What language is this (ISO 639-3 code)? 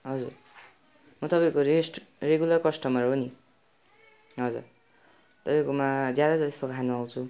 nep